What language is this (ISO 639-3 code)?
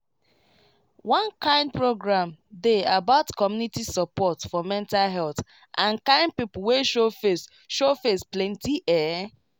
pcm